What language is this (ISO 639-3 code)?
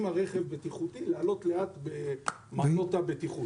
heb